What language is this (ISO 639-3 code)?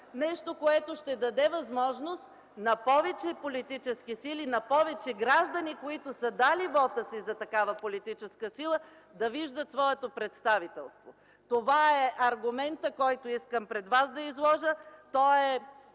bul